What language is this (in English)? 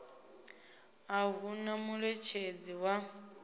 Venda